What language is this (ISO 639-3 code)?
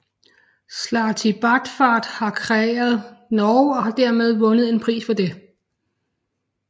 dan